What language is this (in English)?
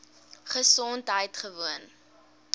Afrikaans